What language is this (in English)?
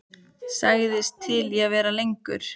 Icelandic